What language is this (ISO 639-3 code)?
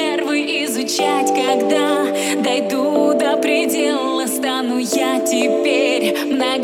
rus